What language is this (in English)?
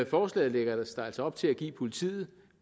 Danish